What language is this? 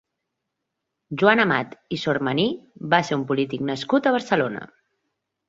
Catalan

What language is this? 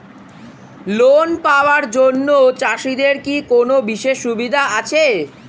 Bangla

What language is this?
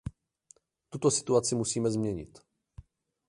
Czech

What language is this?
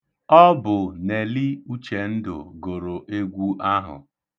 Igbo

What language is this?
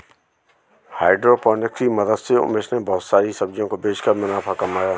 Hindi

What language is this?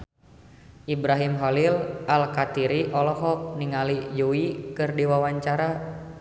Sundanese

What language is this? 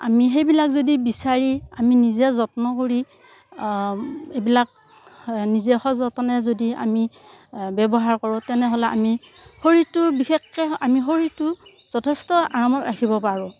Assamese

